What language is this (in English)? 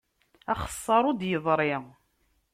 Kabyle